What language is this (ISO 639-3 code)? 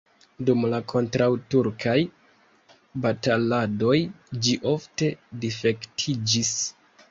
epo